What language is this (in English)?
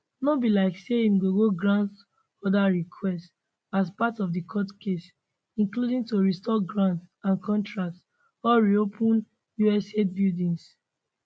Nigerian Pidgin